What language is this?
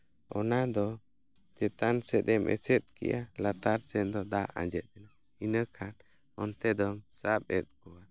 Santali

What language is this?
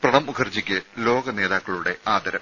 Malayalam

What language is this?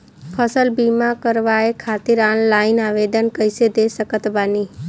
Bhojpuri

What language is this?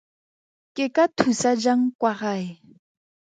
Tswana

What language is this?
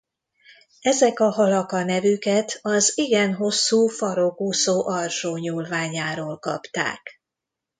Hungarian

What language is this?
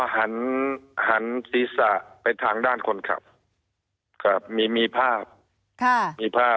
Thai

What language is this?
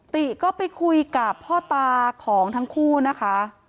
Thai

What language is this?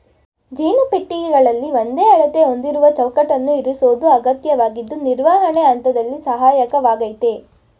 Kannada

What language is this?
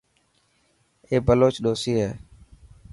Dhatki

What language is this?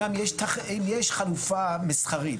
Hebrew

